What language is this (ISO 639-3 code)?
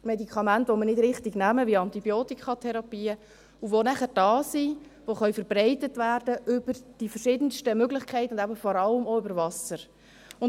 gsw